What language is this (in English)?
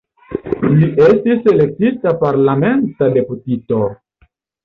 Esperanto